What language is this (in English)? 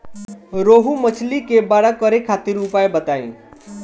Bhojpuri